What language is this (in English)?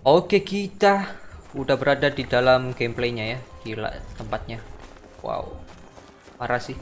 Indonesian